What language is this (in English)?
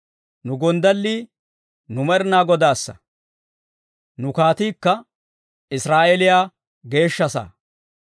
Dawro